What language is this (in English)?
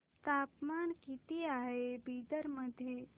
Marathi